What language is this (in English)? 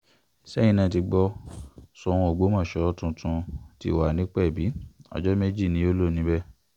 Yoruba